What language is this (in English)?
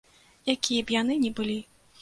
Belarusian